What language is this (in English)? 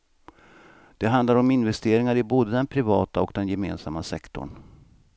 Swedish